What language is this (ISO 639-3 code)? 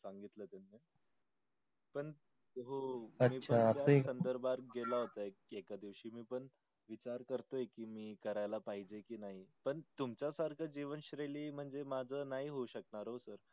mar